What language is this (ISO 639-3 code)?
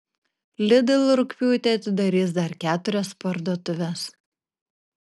lit